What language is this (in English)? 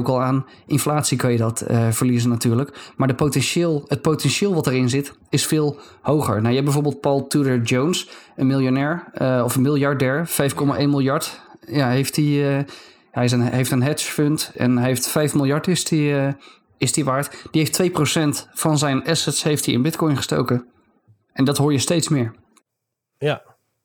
Dutch